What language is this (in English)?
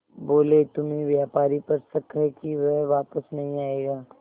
Hindi